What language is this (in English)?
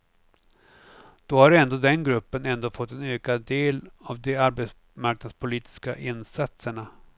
Swedish